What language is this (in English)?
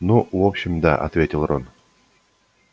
Russian